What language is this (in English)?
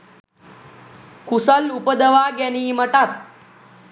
Sinhala